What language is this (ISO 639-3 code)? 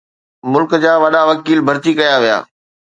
snd